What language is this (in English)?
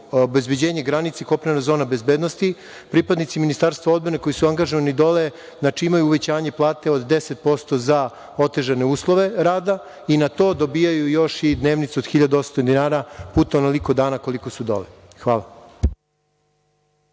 Serbian